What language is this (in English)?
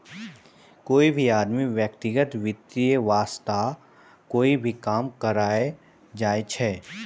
Maithili